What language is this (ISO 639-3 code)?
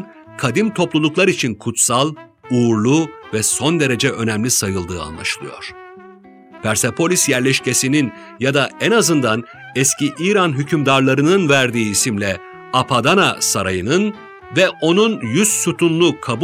tur